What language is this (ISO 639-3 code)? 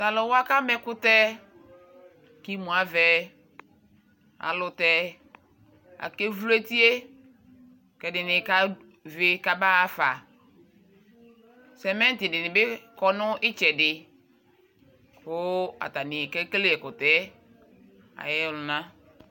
kpo